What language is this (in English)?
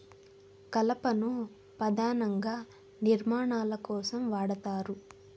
Telugu